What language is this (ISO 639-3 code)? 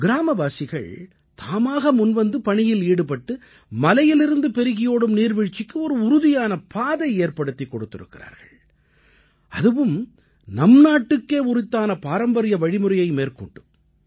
tam